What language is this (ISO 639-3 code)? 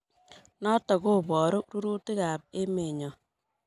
kln